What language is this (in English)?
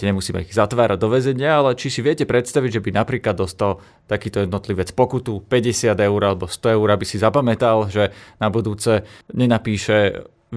Slovak